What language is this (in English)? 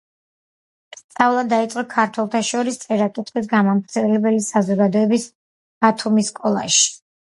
Georgian